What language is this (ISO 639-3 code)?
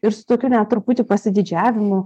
lit